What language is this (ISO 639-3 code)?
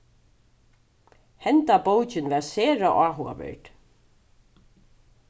fao